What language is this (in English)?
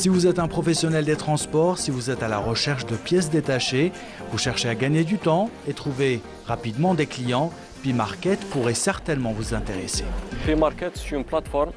French